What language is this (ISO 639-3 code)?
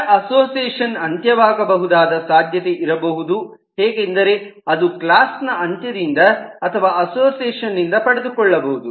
kan